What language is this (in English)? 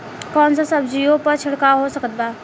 Bhojpuri